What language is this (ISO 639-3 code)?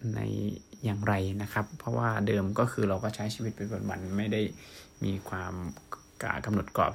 tha